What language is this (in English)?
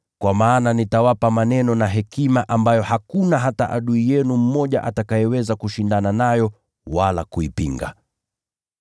Swahili